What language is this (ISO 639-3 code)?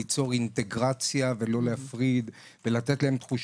heb